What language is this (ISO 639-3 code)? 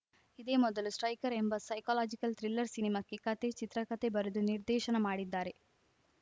kan